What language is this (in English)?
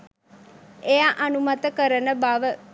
Sinhala